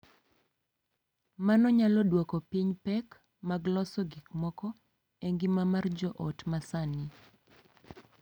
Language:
Luo (Kenya and Tanzania)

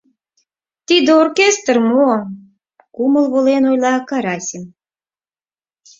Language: Mari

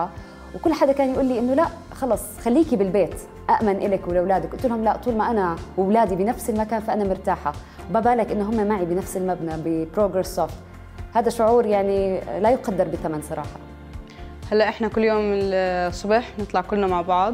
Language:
Arabic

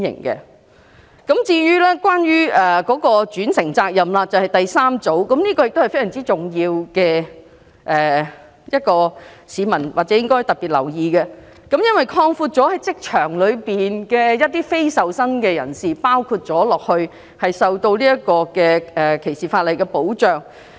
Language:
Cantonese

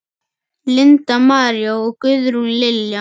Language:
Icelandic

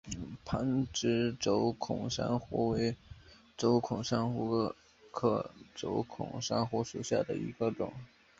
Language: Chinese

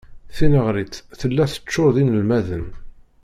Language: Kabyle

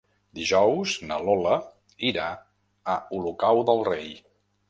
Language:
Catalan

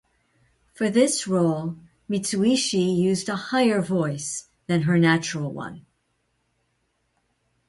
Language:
English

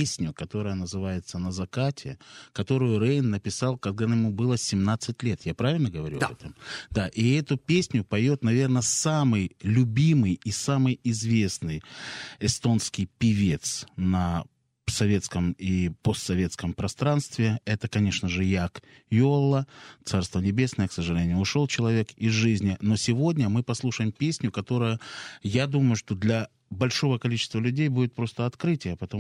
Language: Russian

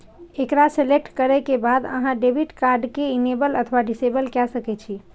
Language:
Maithili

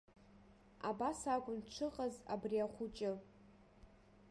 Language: Abkhazian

